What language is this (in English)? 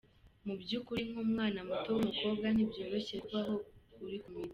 Kinyarwanda